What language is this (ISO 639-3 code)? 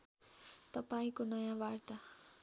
nep